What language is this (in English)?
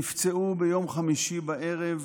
Hebrew